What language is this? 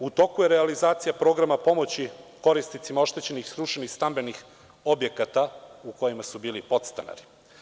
Serbian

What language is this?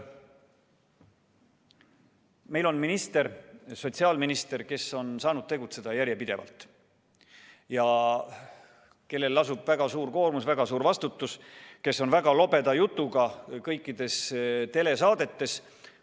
Estonian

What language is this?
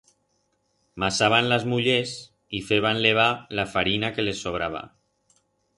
Aragonese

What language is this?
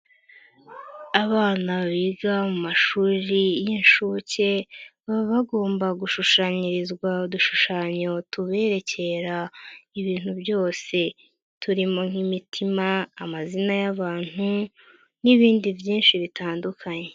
Kinyarwanda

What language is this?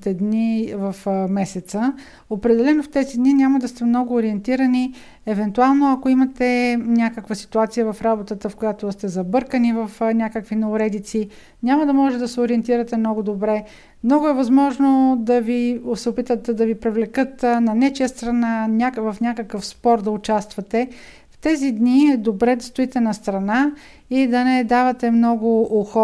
Bulgarian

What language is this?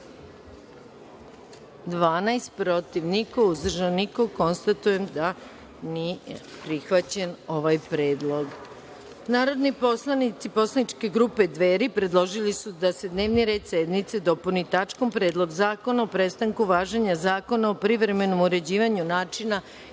Serbian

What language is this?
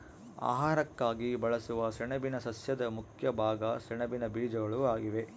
Kannada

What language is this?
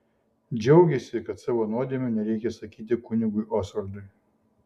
Lithuanian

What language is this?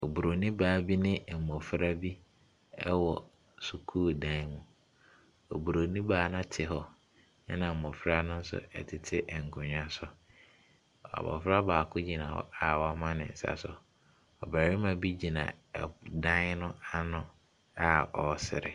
Akan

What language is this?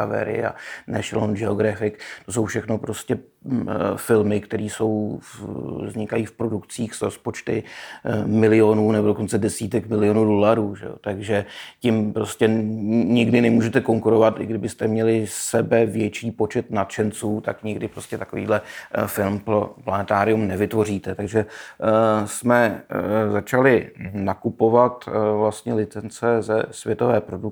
Czech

